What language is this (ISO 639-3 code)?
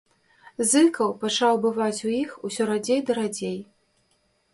bel